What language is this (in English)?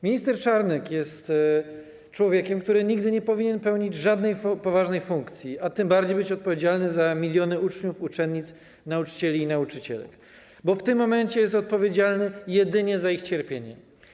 Polish